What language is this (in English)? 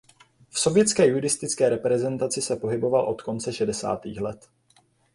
Czech